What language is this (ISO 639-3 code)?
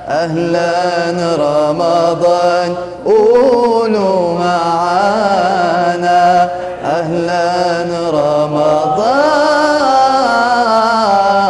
ara